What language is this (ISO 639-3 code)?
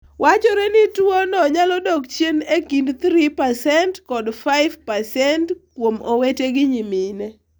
luo